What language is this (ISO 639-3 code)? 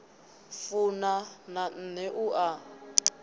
ven